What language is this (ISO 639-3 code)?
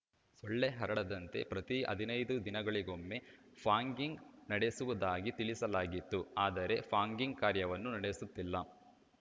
kan